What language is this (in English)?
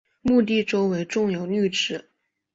Chinese